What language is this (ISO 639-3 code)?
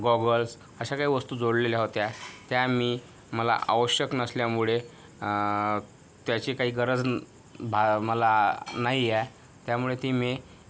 mar